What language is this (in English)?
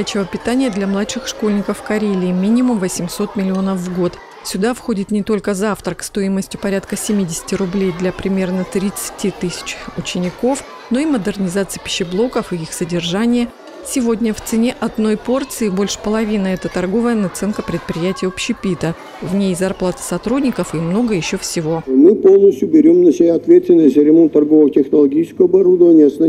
Russian